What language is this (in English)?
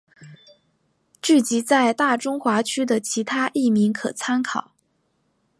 Chinese